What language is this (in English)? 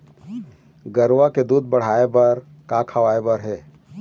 Chhattisgarhi